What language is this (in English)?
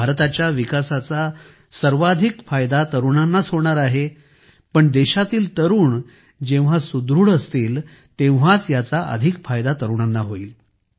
Marathi